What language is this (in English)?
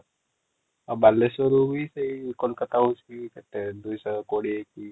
Odia